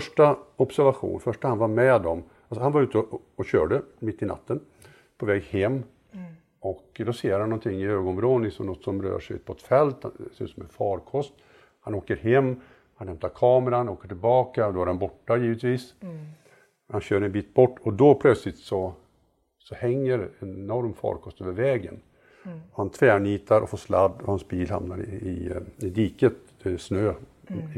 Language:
Swedish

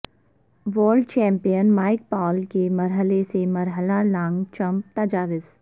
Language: Urdu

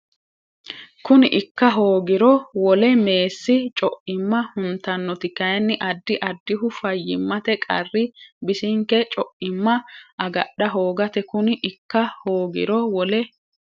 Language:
Sidamo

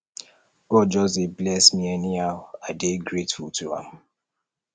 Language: Nigerian Pidgin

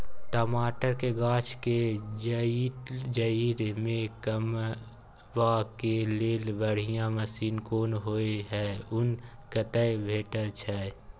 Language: Maithili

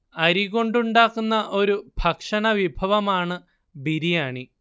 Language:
Malayalam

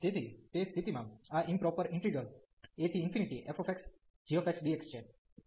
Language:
Gujarati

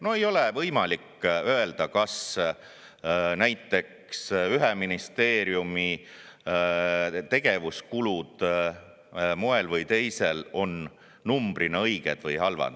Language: Estonian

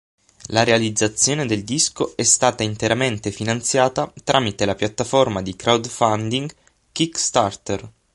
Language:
Italian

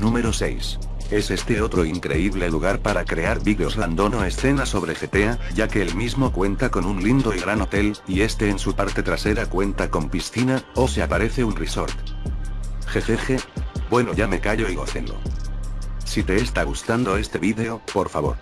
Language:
Spanish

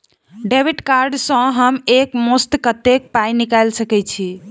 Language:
Maithili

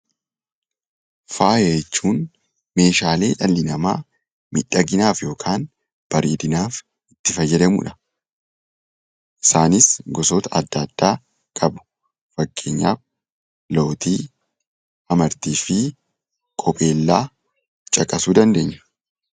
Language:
Oromo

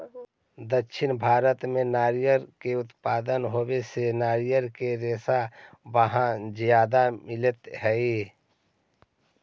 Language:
Magahi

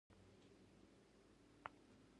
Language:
Pashto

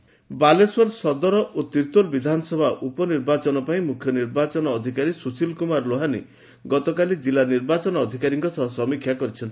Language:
Odia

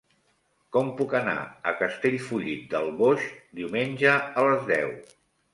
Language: Catalan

